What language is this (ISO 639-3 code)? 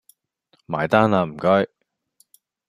yue